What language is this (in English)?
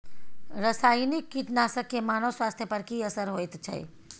Maithili